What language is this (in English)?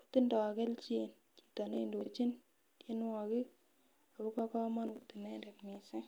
Kalenjin